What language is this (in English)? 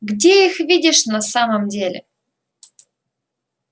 Russian